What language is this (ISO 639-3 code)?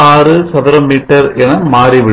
tam